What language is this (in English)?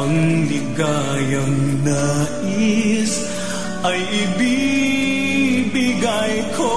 Filipino